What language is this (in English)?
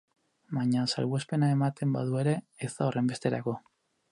Basque